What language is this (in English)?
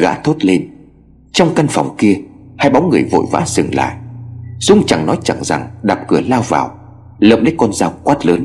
Vietnamese